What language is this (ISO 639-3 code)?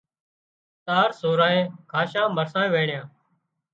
kxp